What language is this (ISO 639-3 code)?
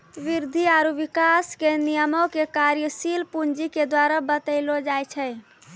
mai